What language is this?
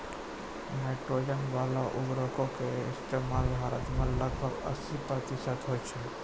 Maithili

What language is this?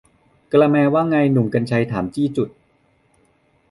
Thai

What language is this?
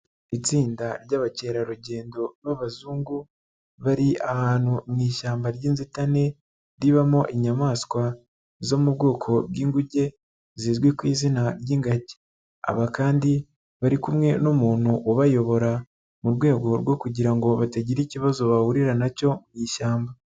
Kinyarwanda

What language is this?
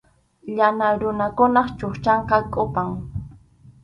Arequipa-La Unión Quechua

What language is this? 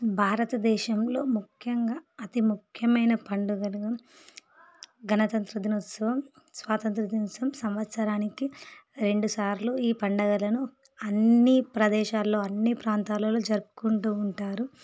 Telugu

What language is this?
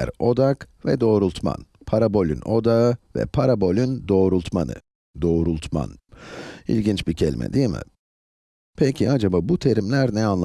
Turkish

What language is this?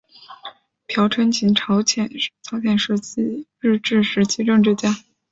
Chinese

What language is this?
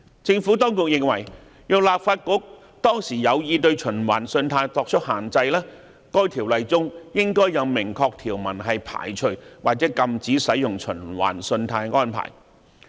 Cantonese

